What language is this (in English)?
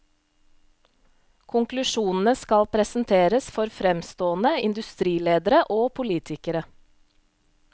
Norwegian